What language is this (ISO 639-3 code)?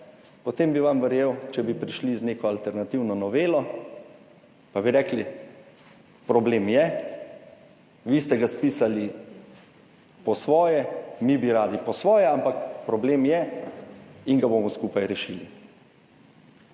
slv